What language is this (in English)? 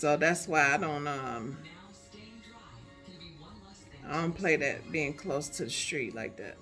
English